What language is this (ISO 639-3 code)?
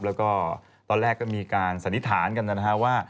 tha